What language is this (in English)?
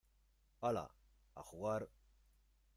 Spanish